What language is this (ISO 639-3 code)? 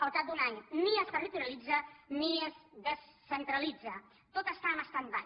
cat